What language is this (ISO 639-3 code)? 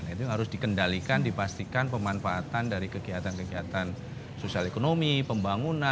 ind